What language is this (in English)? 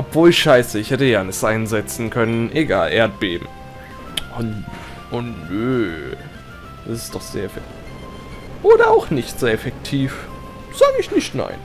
German